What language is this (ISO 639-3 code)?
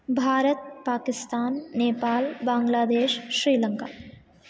san